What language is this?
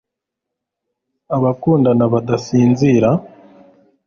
Kinyarwanda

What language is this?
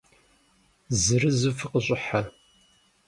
Kabardian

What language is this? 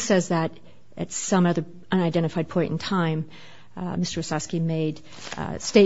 English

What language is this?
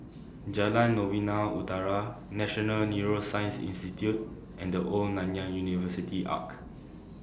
English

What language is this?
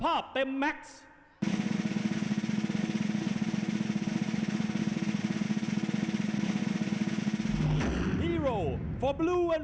Thai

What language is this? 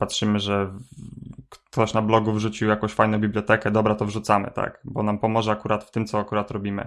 Polish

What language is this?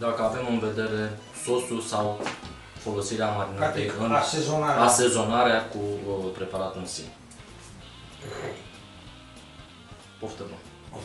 Romanian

